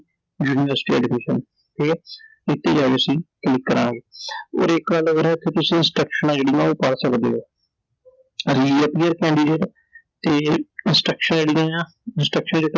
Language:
Punjabi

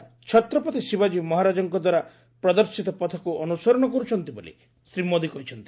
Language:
Odia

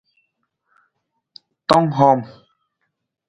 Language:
Nawdm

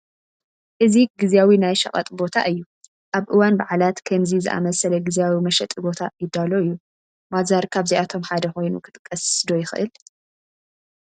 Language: Tigrinya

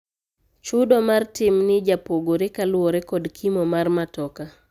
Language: Luo (Kenya and Tanzania)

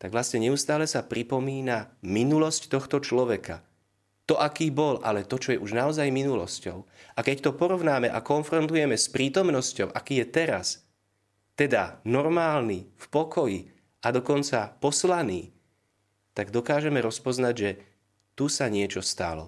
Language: Slovak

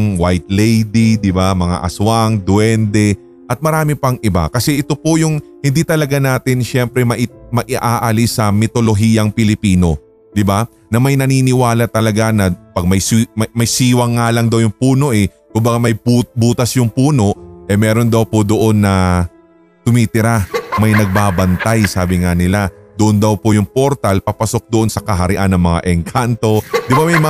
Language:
Filipino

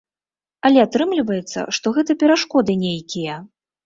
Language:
Belarusian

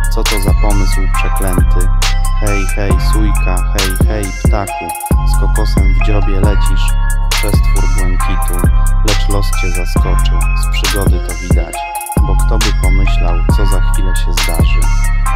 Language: Polish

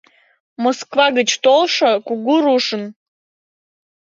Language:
Mari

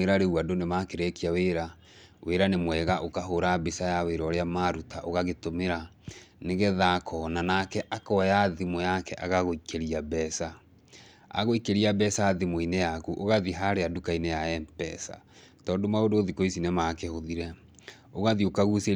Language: Kikuyu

